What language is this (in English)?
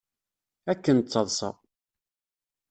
Kabyle